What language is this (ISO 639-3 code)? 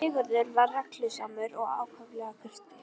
isl